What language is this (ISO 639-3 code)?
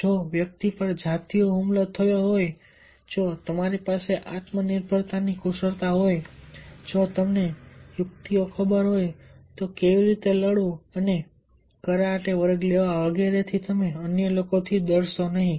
guj